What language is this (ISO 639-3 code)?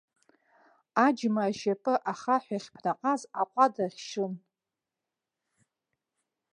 abk